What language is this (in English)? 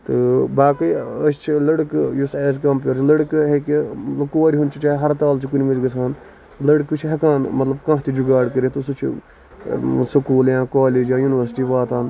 Kashmiri